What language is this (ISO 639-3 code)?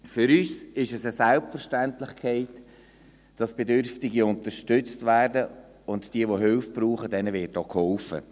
gsw